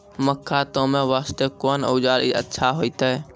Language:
Maithili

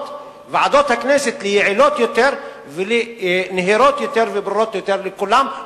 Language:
Hebrew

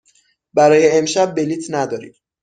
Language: Persian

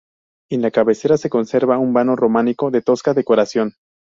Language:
Spanish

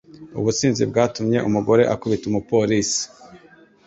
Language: Kinyarwanda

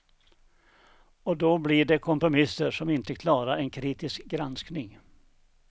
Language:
Swedish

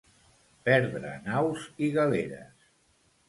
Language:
Catalan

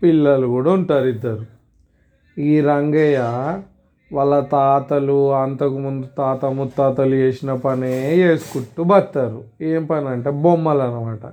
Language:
Telugu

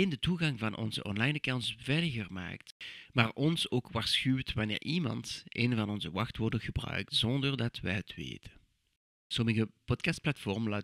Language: Dutch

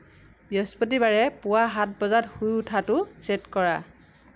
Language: Assamese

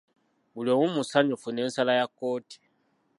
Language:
Ganda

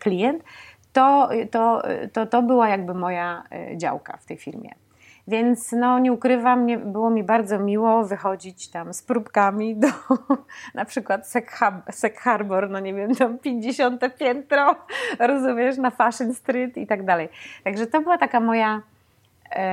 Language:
Polish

